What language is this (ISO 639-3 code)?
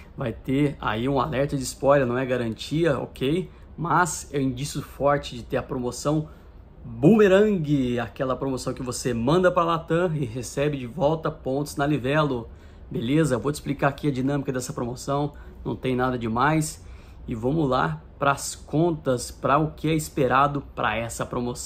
por